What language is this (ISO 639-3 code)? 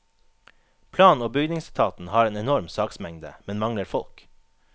nor